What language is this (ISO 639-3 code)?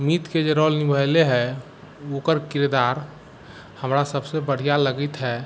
mai